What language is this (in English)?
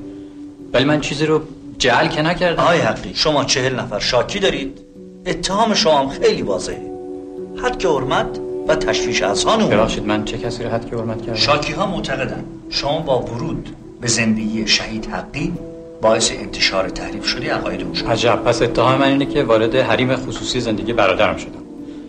Persian